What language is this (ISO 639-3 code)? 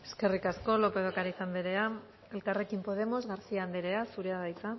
eus